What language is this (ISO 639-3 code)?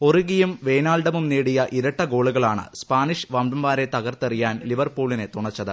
mal